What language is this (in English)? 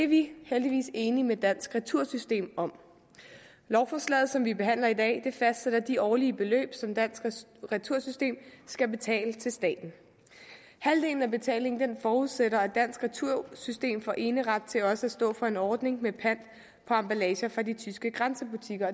Danish